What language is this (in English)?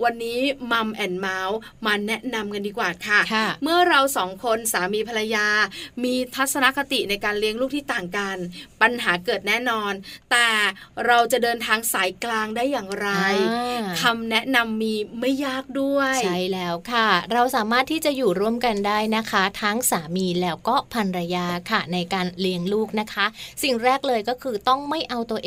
Thai